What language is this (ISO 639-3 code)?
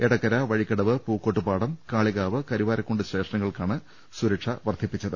mal